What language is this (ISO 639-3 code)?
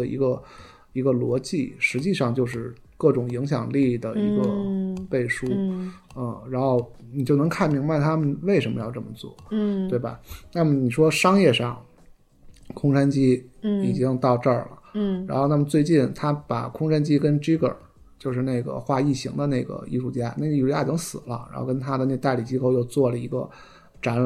zho